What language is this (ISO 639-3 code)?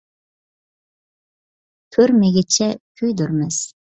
uig